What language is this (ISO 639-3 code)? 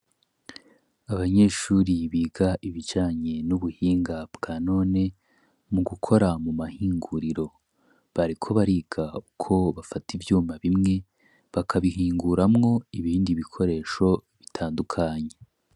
run